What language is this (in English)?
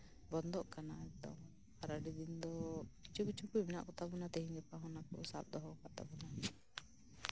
Santali